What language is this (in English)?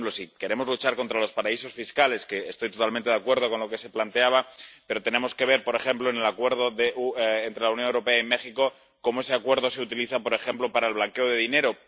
Spanish